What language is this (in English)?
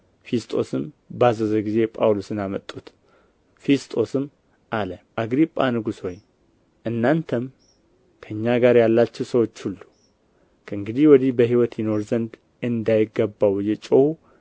Amharic